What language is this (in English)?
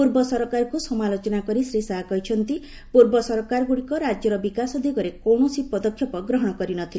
Odia